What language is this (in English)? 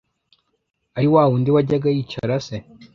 Kinyarwanda